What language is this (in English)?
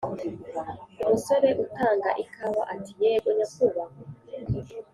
Kinyarwanda